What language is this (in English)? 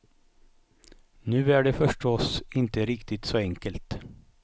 Swedish